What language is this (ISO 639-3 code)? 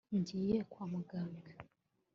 kin